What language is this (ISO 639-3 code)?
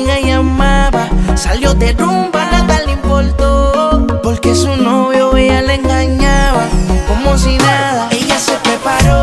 tur